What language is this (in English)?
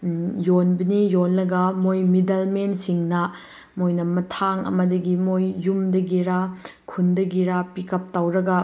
Manipuri